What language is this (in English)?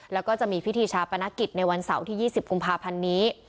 Thai